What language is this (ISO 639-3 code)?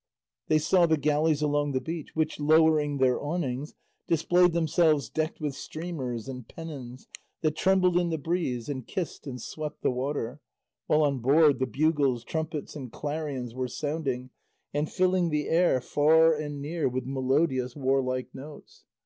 eng